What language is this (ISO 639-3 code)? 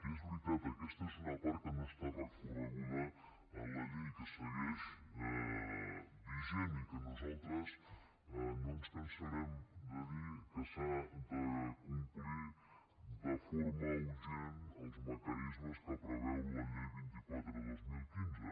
cat